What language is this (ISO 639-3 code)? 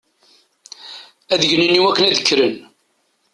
kab